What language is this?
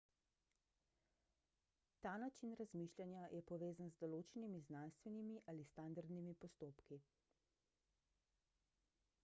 Slovenian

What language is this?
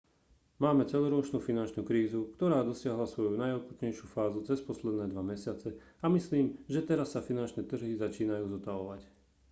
Slovak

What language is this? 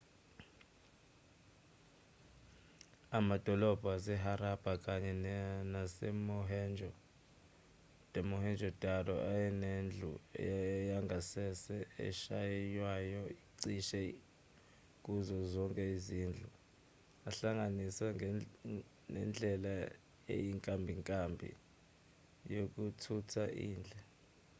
Zulu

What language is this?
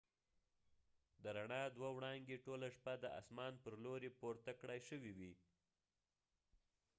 Pashto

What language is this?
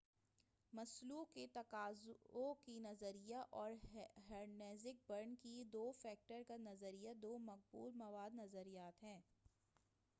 Urdu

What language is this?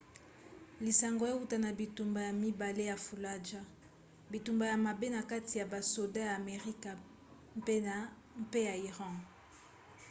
Lingala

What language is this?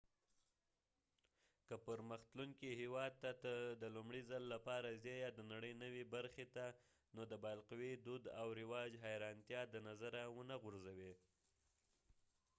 Pashto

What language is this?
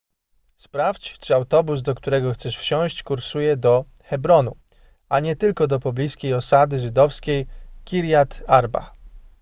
Polish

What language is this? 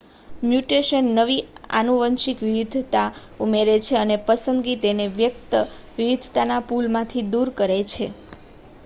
Gujarati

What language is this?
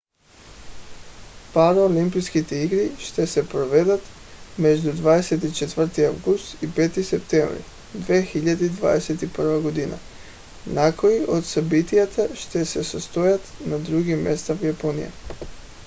Bulgarian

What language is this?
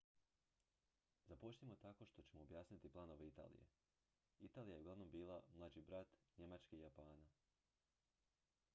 Croatian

